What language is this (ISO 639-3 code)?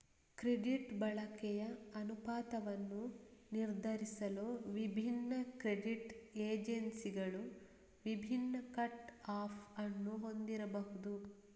kan